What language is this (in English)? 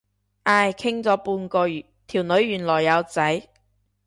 Cantonese